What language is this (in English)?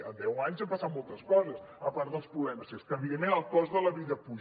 Catalan